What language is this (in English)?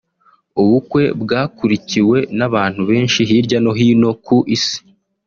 Kinyarwanda